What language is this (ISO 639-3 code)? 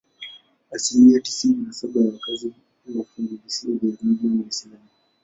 swa